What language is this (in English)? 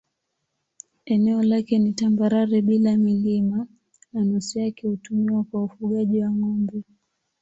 Swahili